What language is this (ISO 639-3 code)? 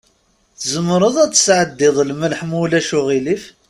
kab